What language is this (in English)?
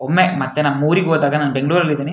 Kannada